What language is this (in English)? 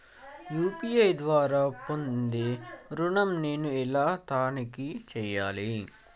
Telugu